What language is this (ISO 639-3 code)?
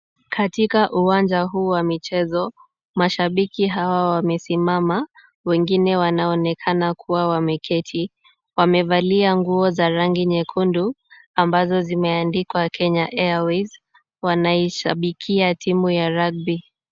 swa